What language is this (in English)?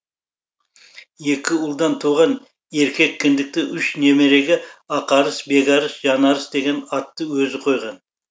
Kazakh